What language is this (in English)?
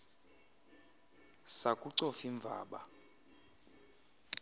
Xhosa